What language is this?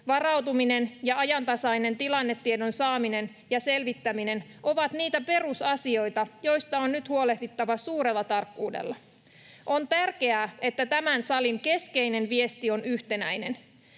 Finnish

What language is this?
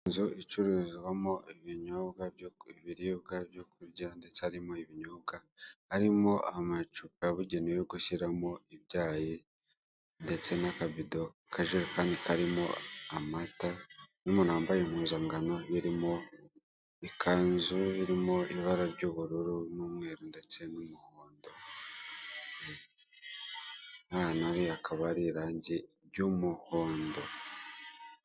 Kinyarwanda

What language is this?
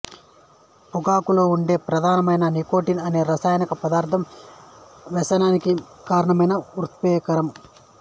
Telugu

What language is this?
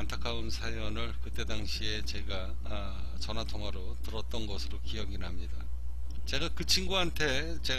Korean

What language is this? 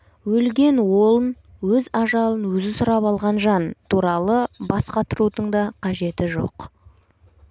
Kazakh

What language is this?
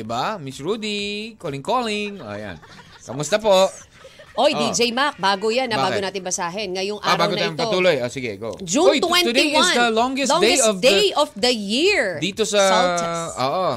Filipino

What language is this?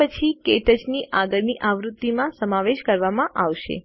Gujarati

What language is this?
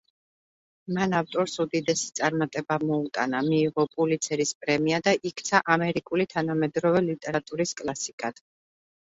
Georgian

